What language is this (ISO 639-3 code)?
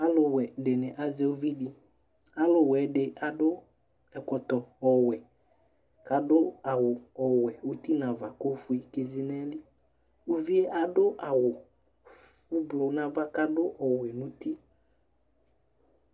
kpo